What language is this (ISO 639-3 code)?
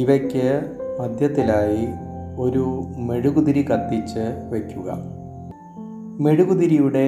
mal